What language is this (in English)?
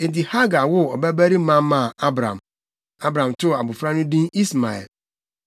Akan